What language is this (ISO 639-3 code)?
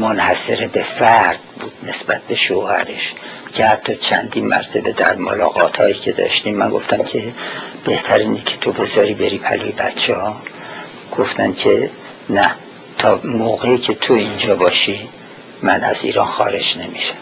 fas